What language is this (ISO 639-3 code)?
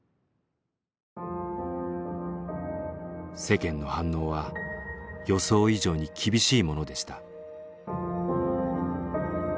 jpn